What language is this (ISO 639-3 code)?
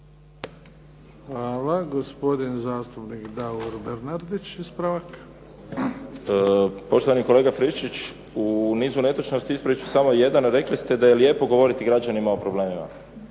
hrv